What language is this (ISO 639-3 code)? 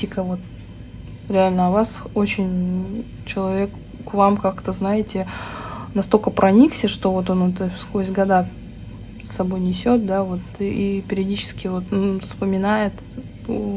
rus